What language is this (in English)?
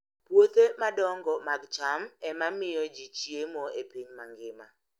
Luo (Kenya and Tanzania)